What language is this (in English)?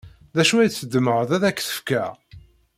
Kabyle